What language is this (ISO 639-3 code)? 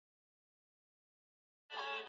swa